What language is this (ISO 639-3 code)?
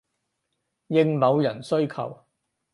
yue